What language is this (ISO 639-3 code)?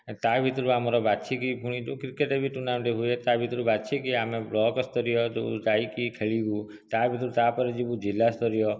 ori